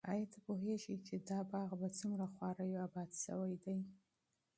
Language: Pashto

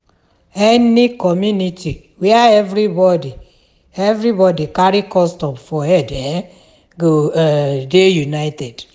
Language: Nigerian Pidgin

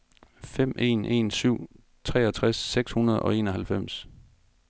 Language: Danish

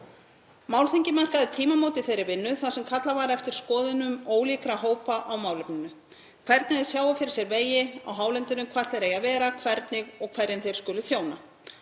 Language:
Icelandic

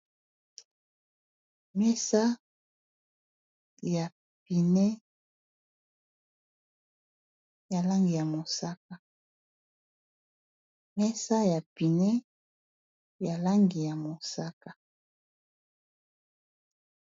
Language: Lingala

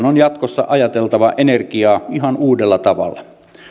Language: Finnish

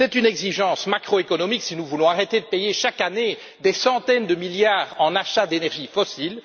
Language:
French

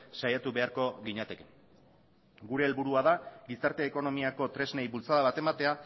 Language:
Basque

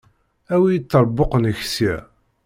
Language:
Kabyle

